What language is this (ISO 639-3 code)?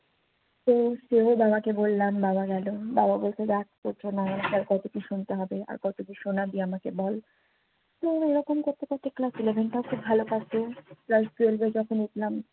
ben